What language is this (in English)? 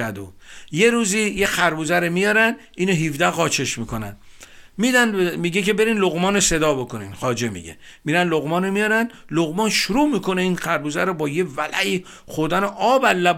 Persian